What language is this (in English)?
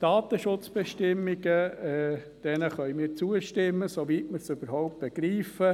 Swiss German